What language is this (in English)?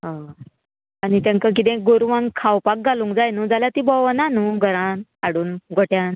Konkani